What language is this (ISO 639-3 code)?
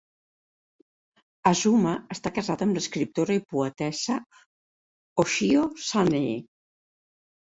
cat